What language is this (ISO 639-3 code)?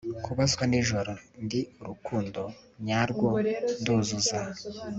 kin